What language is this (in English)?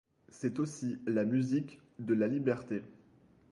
French